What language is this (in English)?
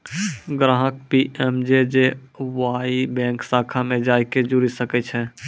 Maithili